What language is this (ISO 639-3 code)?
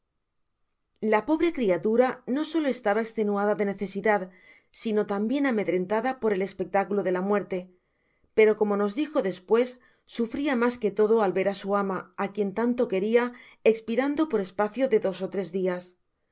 spa